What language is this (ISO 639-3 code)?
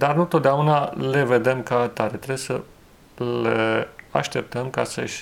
ron